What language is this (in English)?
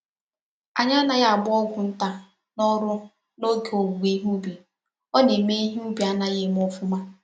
Igbo